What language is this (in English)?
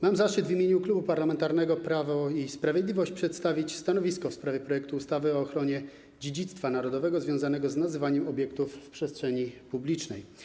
Polish